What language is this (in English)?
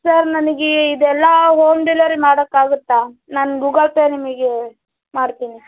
Kannada